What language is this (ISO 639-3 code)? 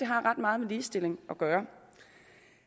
dan